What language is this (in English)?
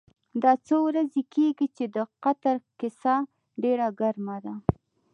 Pashto